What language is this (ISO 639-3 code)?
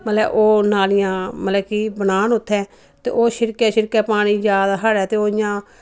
doi